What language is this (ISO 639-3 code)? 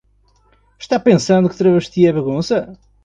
por